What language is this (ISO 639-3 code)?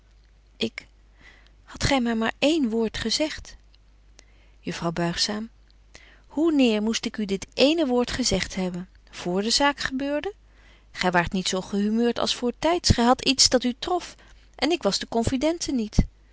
nld